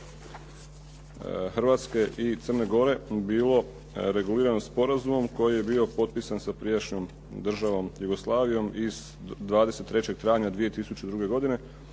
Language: Croatian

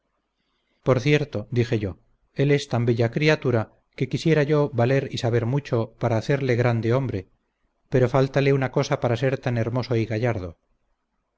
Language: Spanish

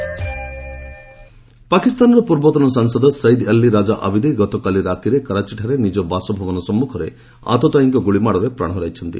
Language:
Odia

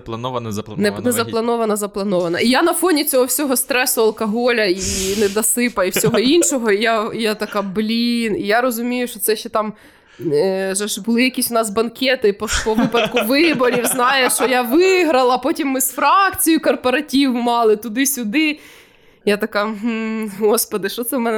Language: Ukrainian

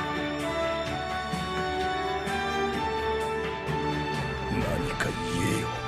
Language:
Japanese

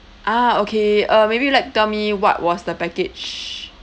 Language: English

